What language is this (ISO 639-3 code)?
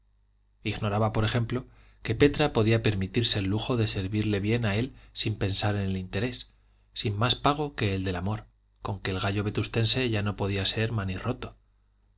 spa